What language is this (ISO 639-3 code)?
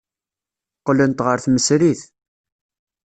kab